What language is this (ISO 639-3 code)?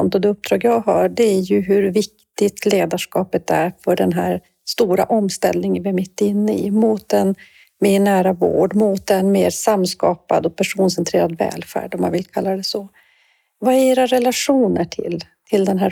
swe